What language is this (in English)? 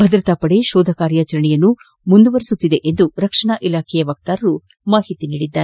Kannada